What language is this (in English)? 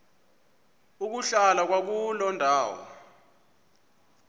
Xhosa